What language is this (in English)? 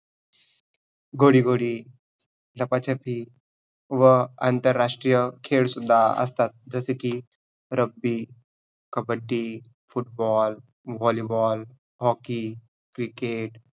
Marathi